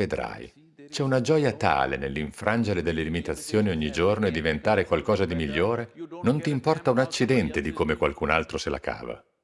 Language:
Italian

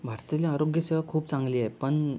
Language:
Marathi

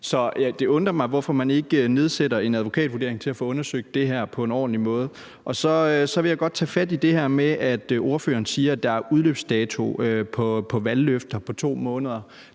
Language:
Danish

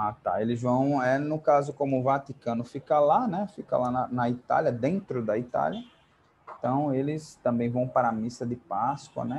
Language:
Portuguese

